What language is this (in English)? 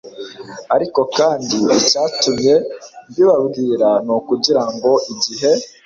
Kinyarwanda